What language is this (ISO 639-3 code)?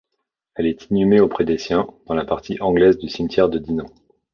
fra